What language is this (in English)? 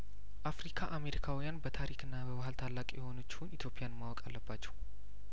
Amharic